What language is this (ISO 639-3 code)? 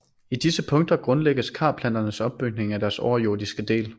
dan